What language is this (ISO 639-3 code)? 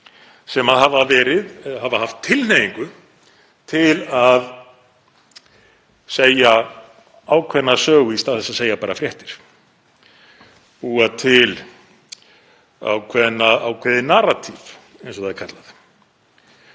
isl